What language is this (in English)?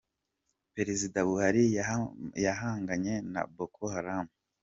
Kinyarwanda